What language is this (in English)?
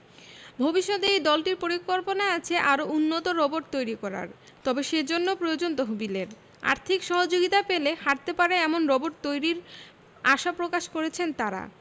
Bangla